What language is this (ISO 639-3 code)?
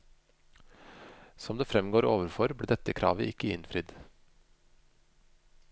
nor